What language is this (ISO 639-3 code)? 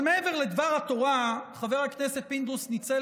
heb